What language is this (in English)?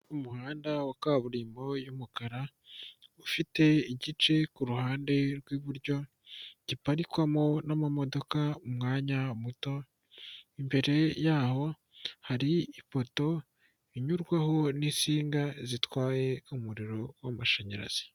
Kinyarwanda